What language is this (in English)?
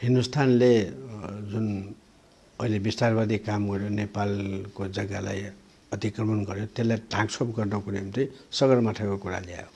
Nepali